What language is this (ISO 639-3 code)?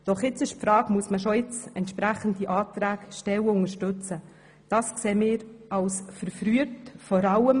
gsw